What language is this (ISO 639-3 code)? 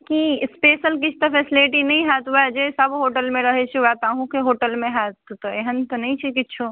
mai